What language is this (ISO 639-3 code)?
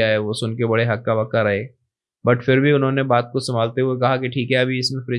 hin